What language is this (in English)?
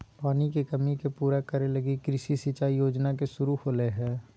Magahi